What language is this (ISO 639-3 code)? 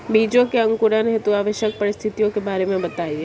hin